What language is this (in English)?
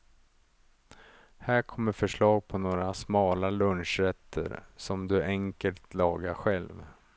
Swedish